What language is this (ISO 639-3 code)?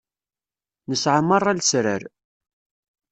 kab